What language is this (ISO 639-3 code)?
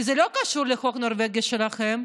heb